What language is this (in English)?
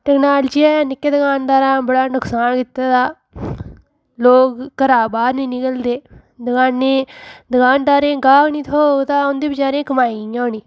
Dogri